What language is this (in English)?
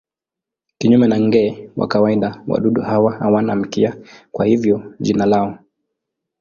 Swahili